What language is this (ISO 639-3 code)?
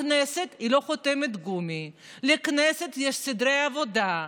heb